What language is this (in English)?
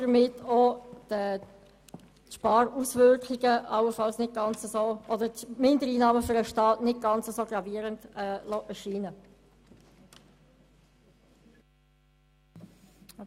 Swiss German